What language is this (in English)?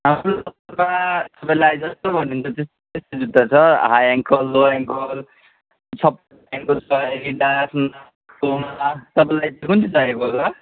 Nepali